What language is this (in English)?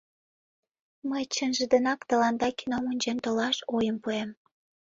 Mari